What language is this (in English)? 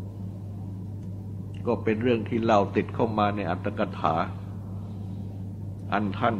Thai